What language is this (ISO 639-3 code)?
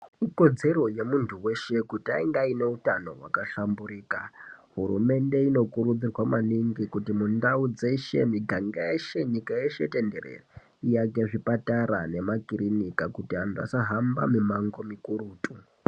ndc